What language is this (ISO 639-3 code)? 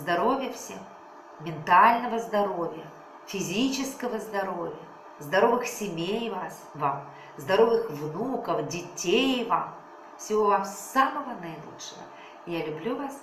rus